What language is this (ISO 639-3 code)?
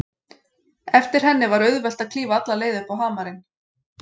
isl